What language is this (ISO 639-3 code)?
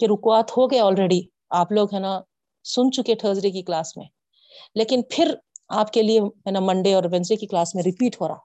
urd